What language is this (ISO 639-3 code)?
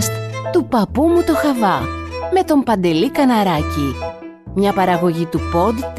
ell